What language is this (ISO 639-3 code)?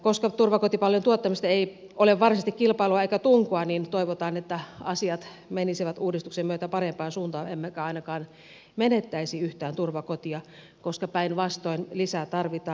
fin